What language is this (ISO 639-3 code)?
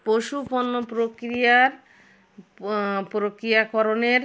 ben